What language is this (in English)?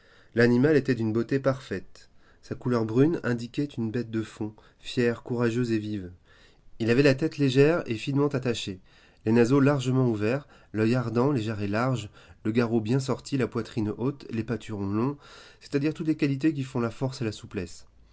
French